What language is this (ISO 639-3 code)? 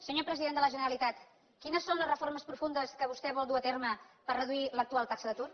cat